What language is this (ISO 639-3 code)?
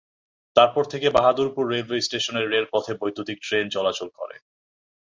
ben